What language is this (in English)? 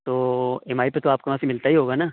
Urdu